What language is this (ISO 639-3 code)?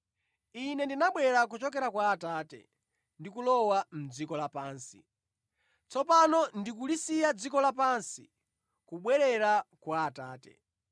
nya